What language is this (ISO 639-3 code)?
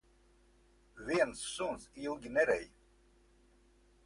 lav